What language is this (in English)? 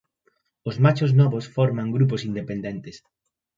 Galician